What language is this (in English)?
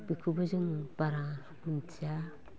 Bodo